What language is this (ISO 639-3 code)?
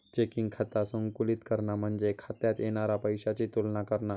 mar